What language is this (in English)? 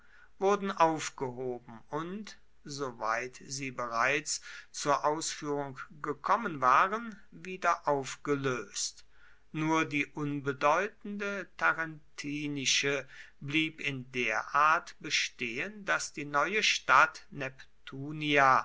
German